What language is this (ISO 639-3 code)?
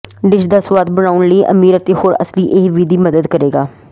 pan